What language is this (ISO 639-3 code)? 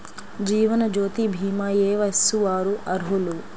tel